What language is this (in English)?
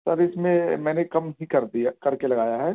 Urdu